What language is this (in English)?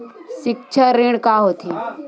Chhattisgarhi